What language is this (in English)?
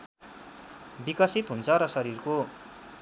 Nepali